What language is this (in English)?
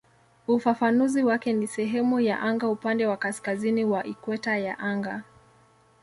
Swahili